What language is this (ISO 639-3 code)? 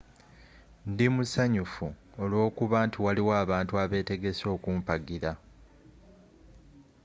lug